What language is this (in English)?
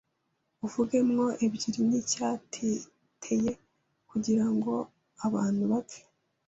Kinyarwanda